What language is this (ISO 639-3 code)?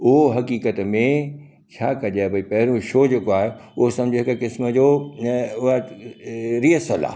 snd